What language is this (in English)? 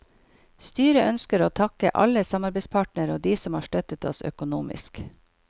Norwegian